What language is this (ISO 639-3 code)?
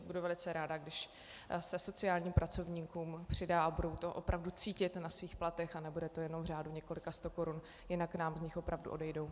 ces